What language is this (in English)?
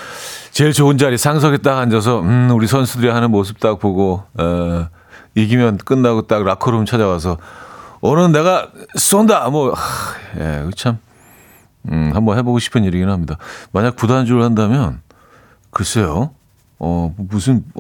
Korean